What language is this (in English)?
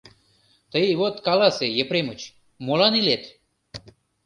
Mari